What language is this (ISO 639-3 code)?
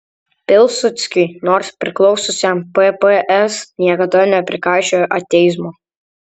lit